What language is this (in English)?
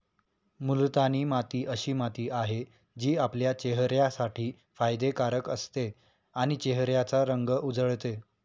Marathi